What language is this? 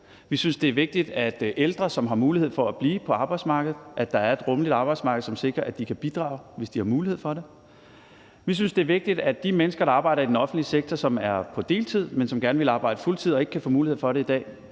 Danish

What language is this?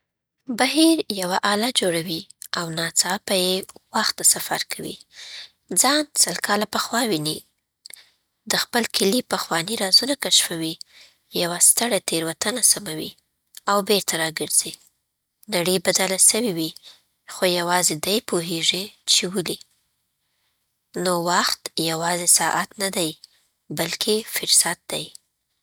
Southern Pashto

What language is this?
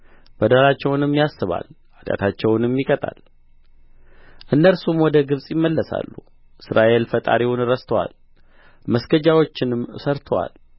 Amharic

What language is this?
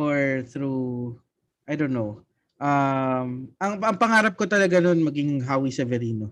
Filipino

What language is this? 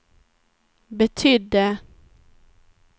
Swedish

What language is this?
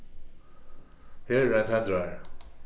Faroese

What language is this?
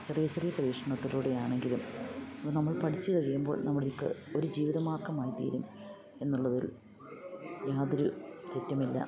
Malayalam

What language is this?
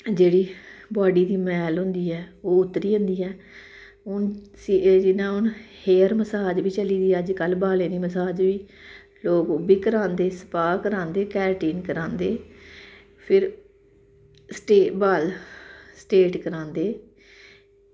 Dogri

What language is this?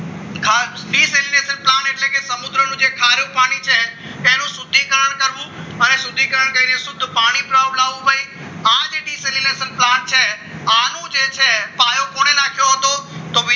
Gujarati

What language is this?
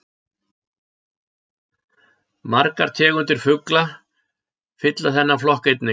Icelandic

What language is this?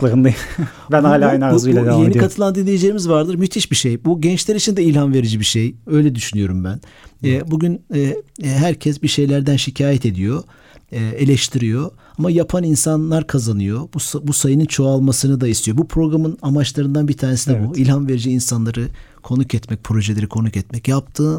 Turkish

